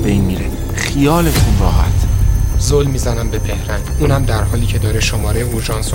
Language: Persian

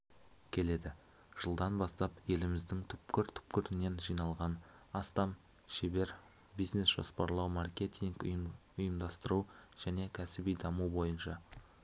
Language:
Kazakh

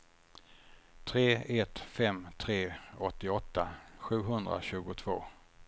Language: Swedish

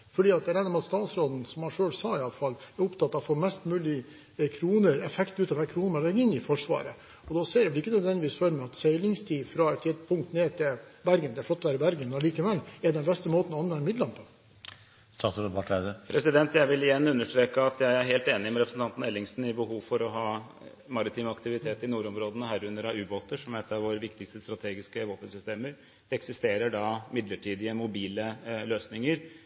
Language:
Norwegian Bokmål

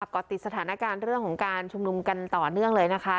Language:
Thai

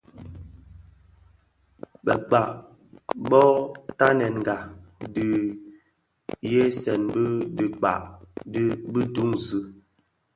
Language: Bafia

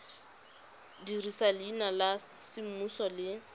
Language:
Tswana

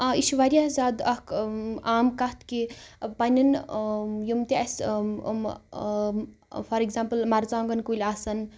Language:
Kashmiri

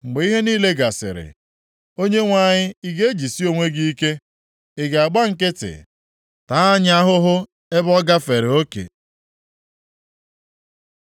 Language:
Igbo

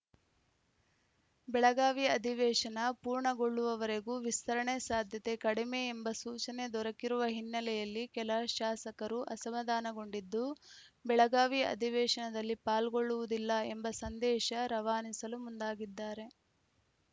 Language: Kannada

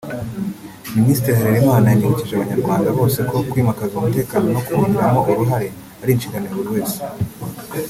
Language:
Kinyarwanda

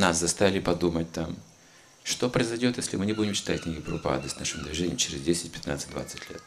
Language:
Russian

